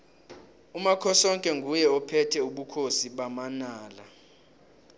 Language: South Ndebele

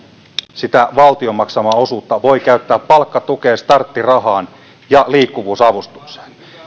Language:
Finnish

